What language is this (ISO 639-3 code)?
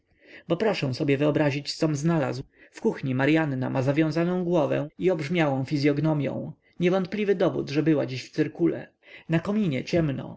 pol